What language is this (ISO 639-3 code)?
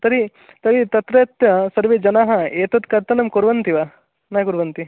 san